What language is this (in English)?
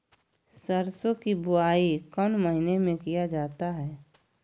Magahi